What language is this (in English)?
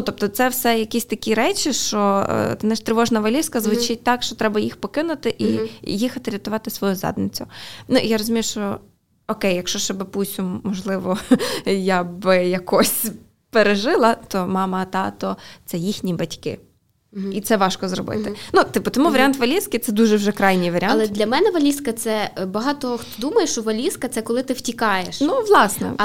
Ukrainian